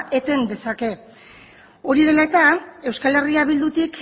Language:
Basque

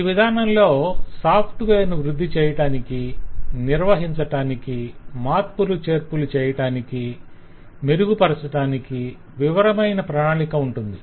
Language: Telugu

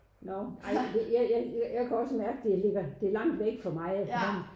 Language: Danish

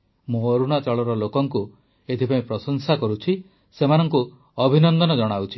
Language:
Odia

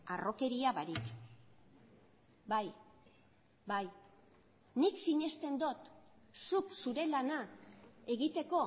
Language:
Basque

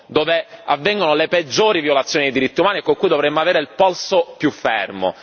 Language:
Italian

